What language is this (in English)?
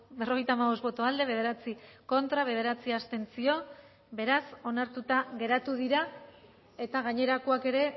Basque